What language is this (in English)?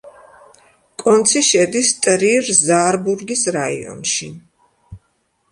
Georgian